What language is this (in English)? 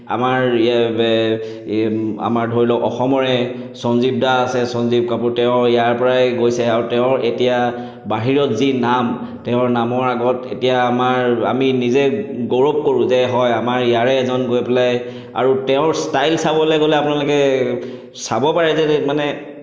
Assamese